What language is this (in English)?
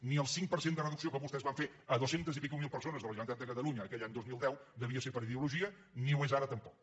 Catalan